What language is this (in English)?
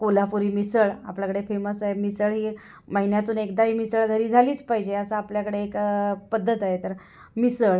Marathi